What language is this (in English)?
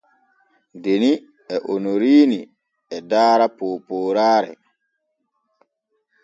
Borgu Fulfulde